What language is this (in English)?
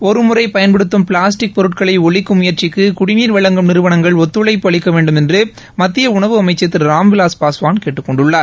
Tamil